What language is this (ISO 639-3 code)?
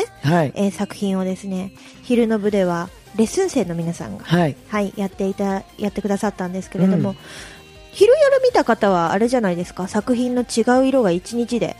jpn